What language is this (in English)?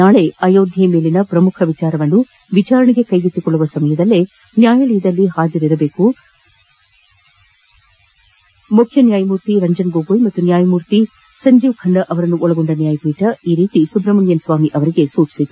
Kannada